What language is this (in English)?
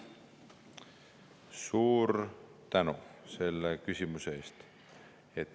Estonian